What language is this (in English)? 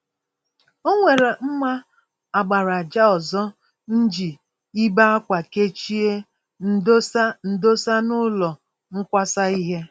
Igbo